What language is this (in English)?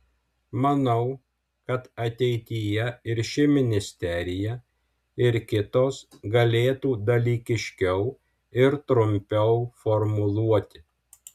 Lithuanian